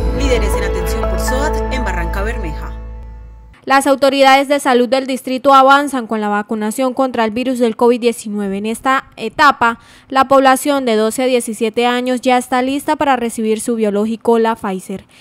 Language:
Spanish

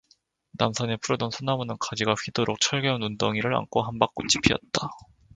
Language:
Korean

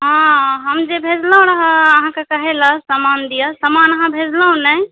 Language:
Maithili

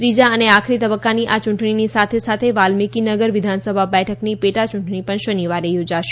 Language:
Gujarati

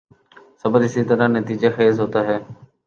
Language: Urdu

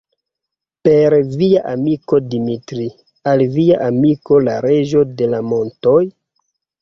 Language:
Esperanto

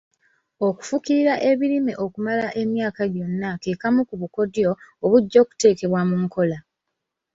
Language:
Ganda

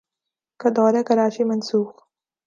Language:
Urdu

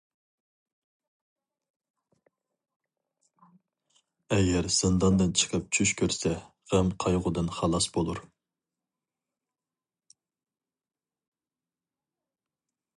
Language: Uyghur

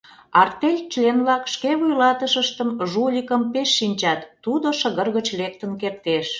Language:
Mari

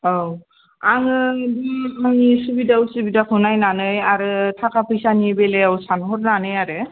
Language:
Bodo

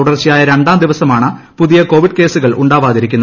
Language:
Malayalam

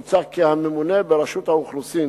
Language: Hebrew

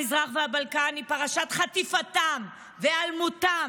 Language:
Hebrew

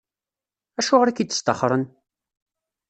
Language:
Kabyle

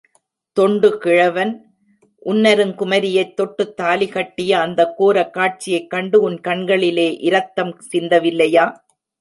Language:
Tamil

